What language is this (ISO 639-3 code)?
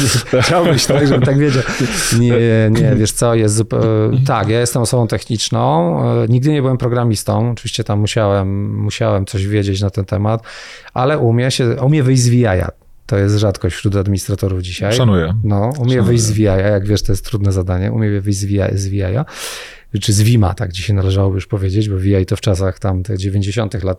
pol